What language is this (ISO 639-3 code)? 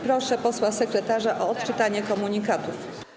pol